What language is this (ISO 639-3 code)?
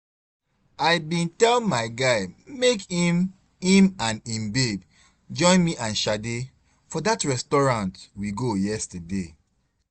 pcm